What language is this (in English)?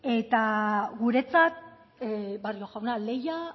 Basque